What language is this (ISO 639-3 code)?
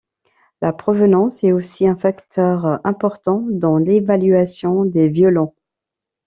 fra